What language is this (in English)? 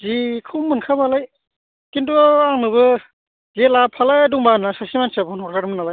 Bodo